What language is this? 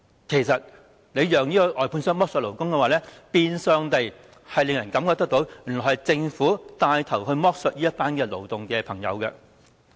Cantonese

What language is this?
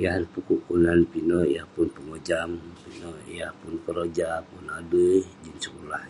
Western Penan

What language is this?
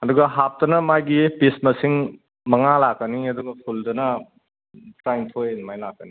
Manipuri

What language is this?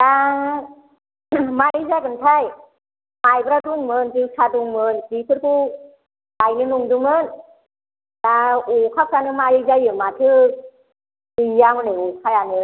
Bodo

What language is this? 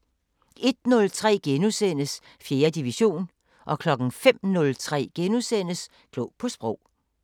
Danish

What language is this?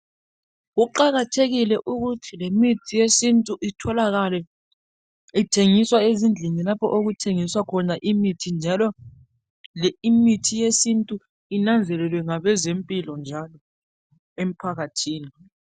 North Ndebele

